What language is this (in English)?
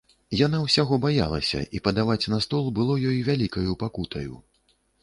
Belarusian